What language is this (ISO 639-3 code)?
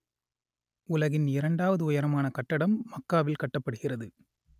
tam